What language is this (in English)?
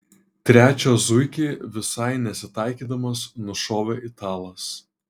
Lithuanian